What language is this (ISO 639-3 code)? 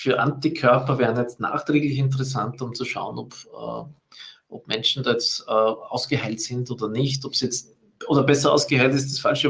deu